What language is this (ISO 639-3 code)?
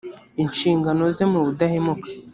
kin